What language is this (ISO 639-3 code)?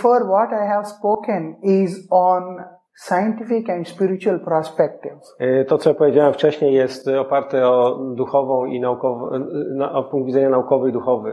pol